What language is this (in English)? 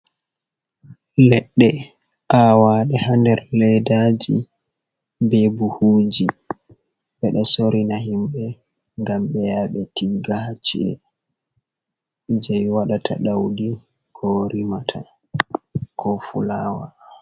Fula